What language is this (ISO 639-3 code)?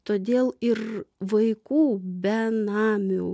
lit